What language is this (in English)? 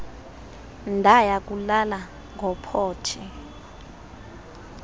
Xhosa